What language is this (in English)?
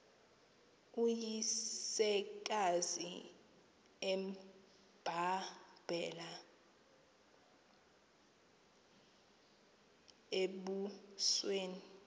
Xhosa